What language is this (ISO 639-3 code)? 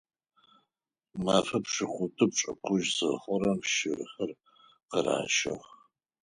ady